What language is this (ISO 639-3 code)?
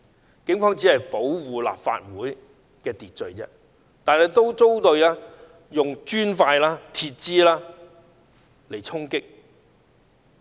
yue